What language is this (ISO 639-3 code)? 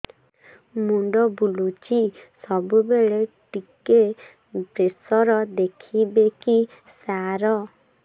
ori